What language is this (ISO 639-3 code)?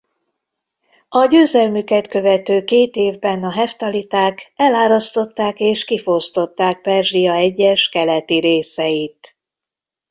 hun